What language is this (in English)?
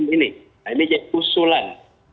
Indonesian